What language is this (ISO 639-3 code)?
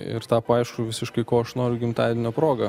lit